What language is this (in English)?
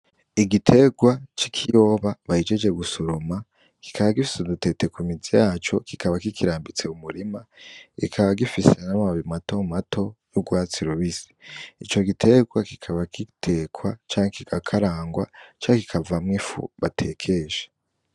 Rundi